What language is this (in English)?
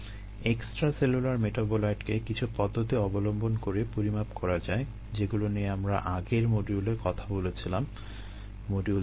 Bangla